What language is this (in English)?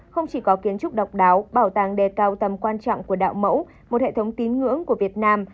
Vietnamese